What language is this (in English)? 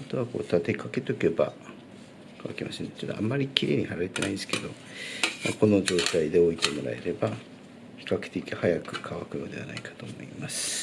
Japanese